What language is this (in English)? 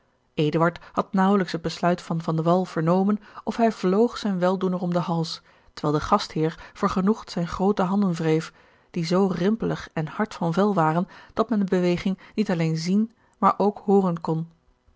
Dutch